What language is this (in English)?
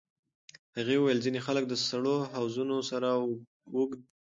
Pashto